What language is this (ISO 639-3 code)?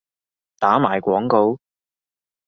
yue